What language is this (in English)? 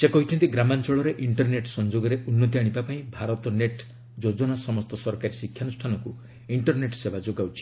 Odia